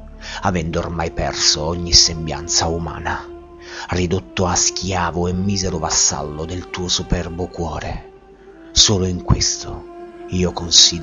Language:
Italian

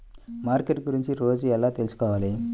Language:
Telugu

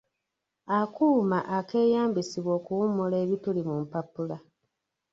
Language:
Ganda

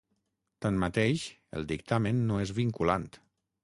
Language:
Catalan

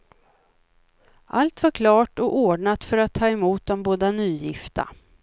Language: Swedish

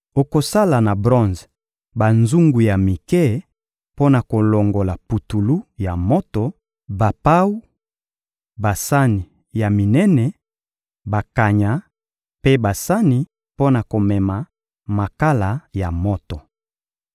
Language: Lingala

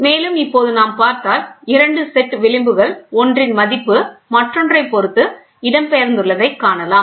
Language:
Tamil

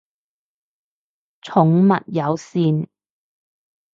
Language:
Cantonese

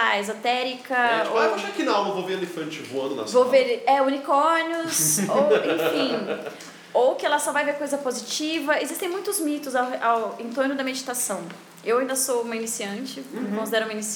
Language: Portuguese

